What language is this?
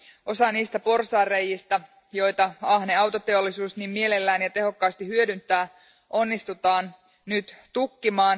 Finnish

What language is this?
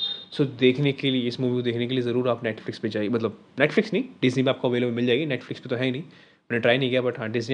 Hindi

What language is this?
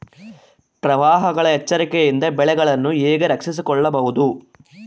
Kannada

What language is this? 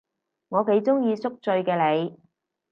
Cantonese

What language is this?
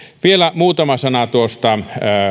Finnish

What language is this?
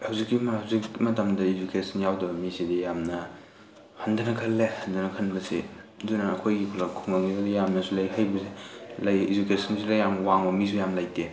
Manipuri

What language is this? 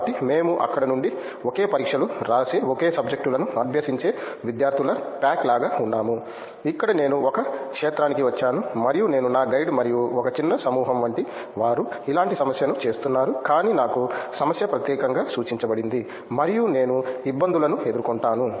Telugu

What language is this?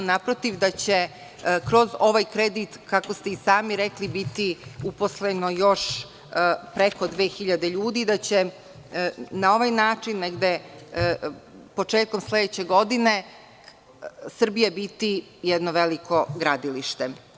Serbian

